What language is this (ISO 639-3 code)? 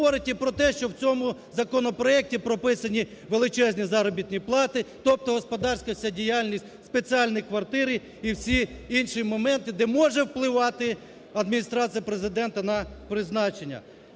ukr